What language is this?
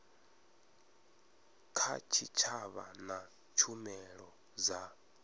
Venda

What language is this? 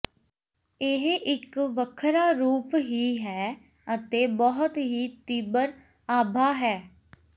Punjabi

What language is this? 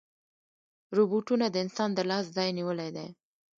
Pashto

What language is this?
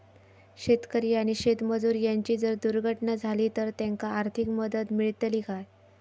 Marathi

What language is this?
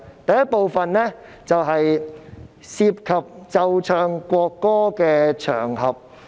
Cantonese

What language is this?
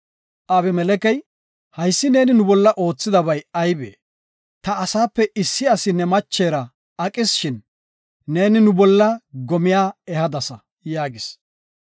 Gofa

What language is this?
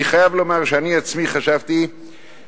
Hebrew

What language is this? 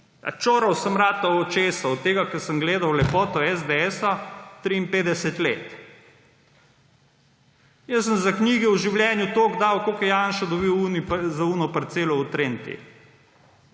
Slovenian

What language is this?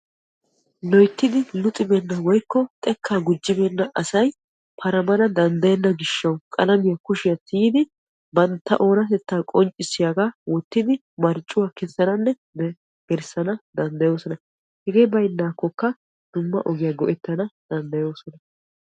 Wolaytta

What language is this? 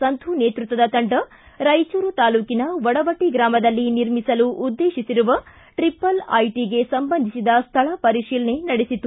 Kannada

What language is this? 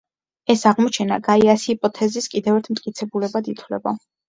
Georgian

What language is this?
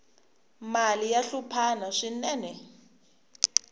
Tsonga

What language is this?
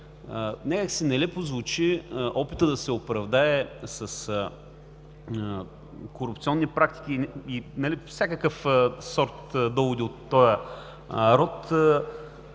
Bulgarian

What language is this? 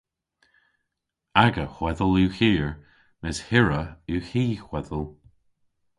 Cornish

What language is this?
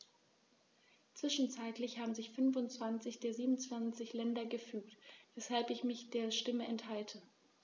German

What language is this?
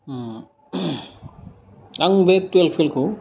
Bodo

